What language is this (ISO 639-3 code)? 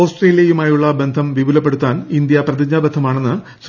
mal